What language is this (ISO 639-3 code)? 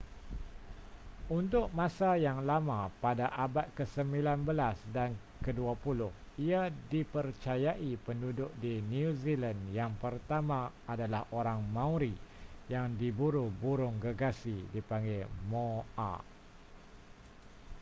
msa